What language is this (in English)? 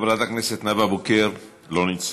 Hebrew